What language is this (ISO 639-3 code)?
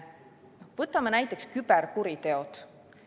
est